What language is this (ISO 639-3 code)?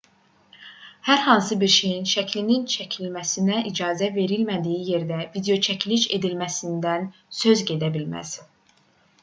aze